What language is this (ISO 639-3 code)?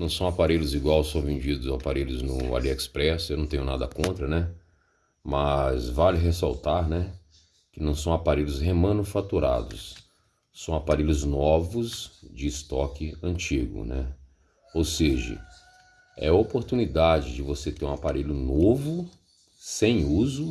por